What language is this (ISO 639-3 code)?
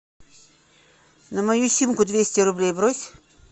rus